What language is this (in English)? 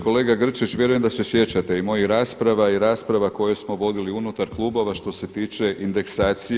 Croatian